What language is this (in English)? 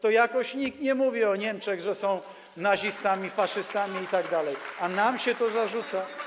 Polish